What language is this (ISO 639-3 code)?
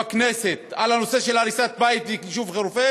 heb